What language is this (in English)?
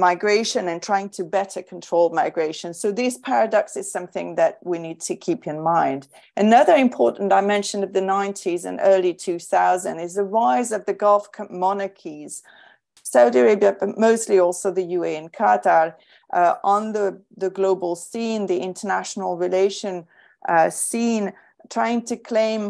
English